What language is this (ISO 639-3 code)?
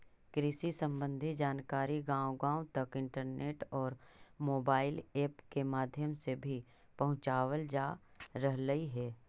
mag